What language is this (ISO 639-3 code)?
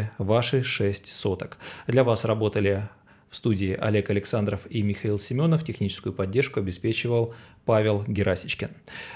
rus